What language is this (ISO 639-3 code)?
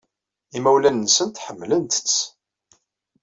kab